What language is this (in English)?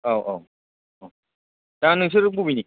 Bodo